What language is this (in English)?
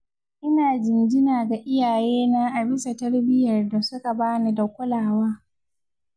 Hausa